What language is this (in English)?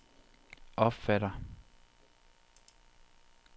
Danish